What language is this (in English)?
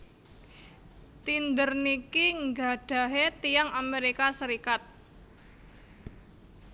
Javanese